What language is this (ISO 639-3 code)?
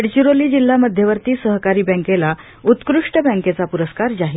mar